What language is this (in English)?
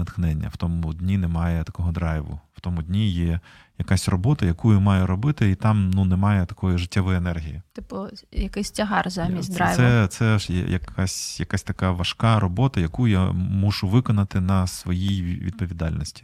Ukrainian